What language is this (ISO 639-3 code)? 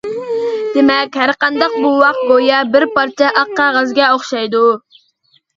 uig